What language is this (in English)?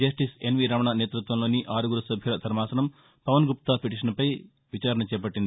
Telugu